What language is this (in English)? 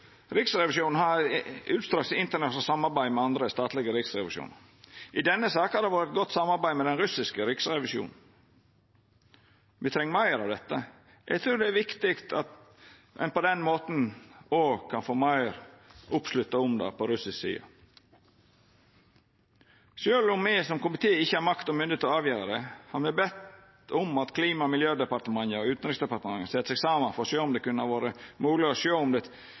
Norwegian Nynorsk